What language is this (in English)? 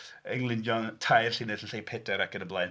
Welsh